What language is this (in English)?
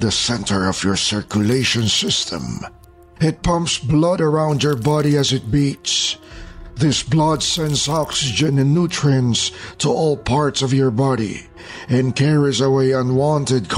Filipino